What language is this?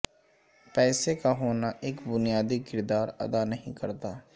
Urdu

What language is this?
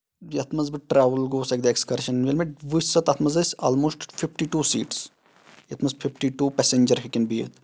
Kashmiri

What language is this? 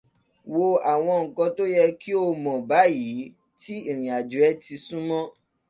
Yoruba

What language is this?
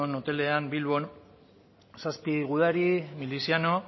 Basque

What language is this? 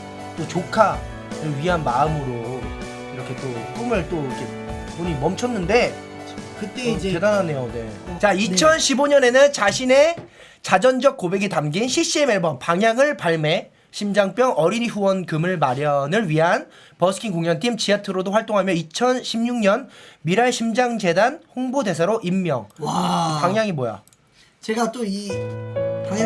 Korean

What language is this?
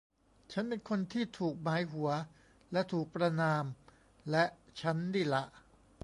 Thai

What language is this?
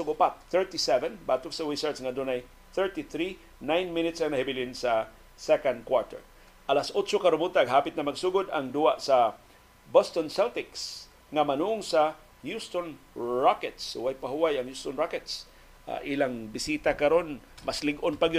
Filipino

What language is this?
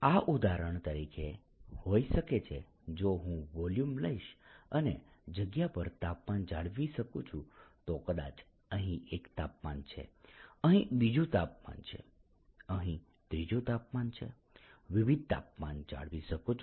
Gujarati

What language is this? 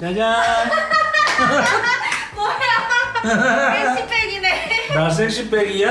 Korean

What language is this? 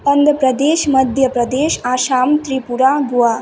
Sanskrit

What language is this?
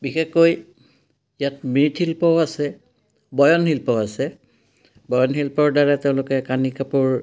Assamese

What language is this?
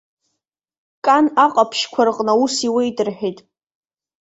Abkhazian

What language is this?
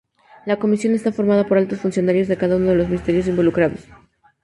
Spanish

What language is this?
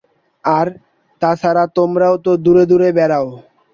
Bangla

